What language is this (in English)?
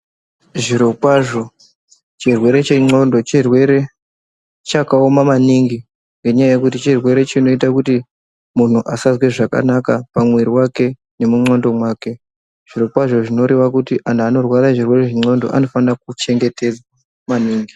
Ndau